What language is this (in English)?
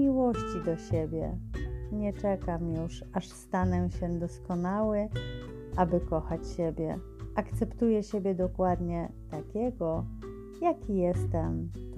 Polish